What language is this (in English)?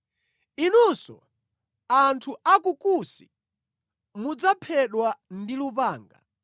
Nyanja